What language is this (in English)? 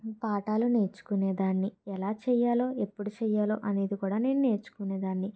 Telugu